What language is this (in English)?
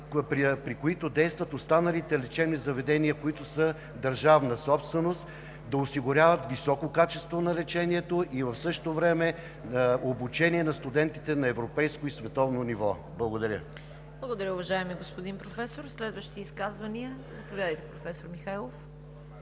Bulgarian